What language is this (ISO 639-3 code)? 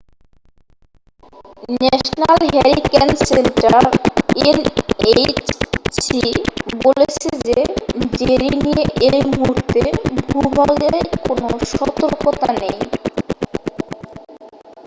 ben